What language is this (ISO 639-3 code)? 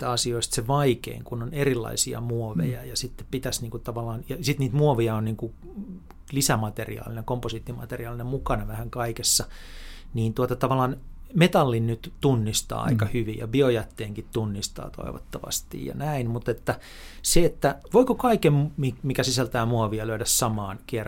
fin